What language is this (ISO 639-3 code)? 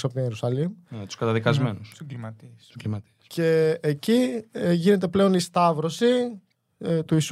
ell